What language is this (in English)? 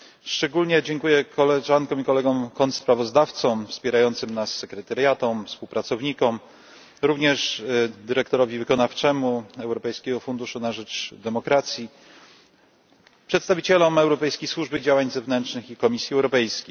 Polish